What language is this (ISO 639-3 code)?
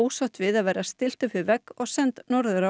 isl